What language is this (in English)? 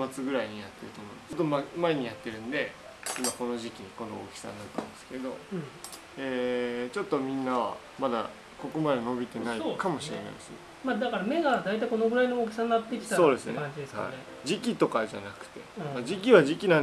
Japanese